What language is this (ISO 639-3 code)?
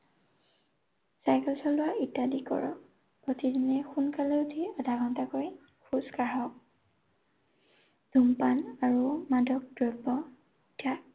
asm